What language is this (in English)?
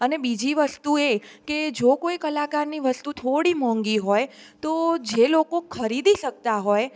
Gujarati